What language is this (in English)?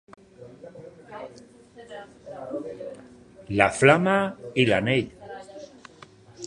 Catalan